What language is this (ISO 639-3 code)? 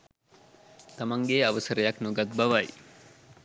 sin